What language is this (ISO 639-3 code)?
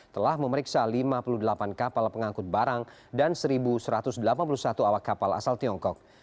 ind